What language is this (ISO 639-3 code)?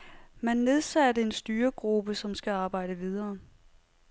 dan